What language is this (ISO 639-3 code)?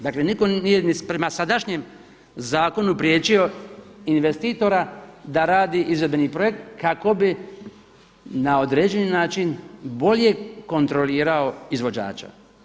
hrv